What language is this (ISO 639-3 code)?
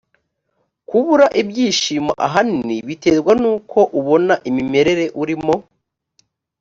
kin